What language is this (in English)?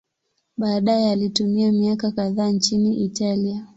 Swahili